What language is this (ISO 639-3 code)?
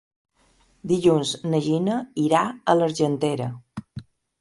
cat